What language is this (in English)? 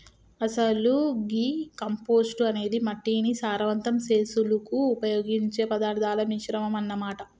Telugu